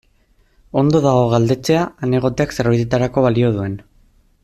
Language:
Basque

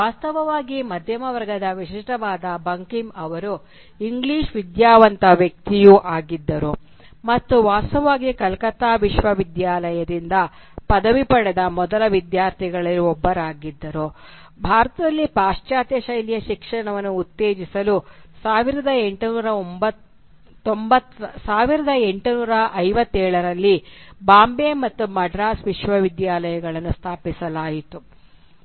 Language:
Kannada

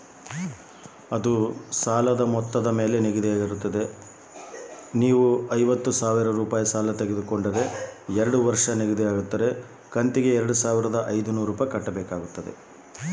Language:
Kannada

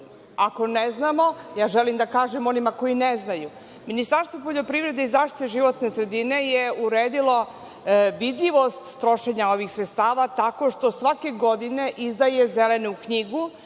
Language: Serbian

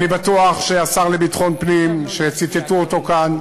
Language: Hebrew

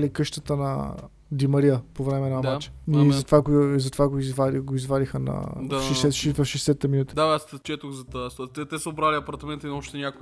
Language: Bulgarian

